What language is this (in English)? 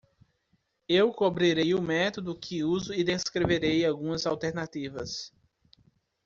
Portuguese